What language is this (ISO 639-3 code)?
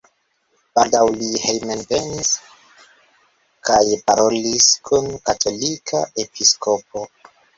epo